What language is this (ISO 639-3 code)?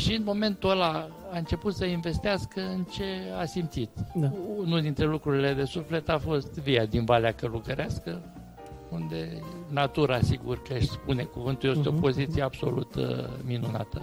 ron